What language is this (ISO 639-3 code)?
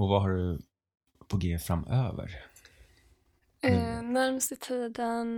swe